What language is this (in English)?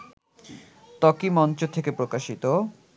Bangla